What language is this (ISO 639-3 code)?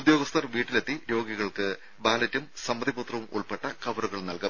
mal